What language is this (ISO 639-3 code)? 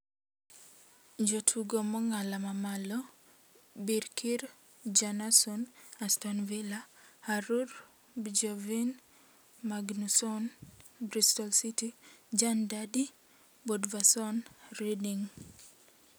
luo